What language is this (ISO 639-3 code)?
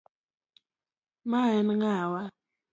luo